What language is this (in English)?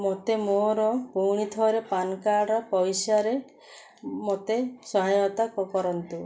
Odia